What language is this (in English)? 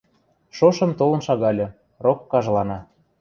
Western Mari